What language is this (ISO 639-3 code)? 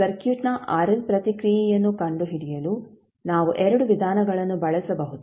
kan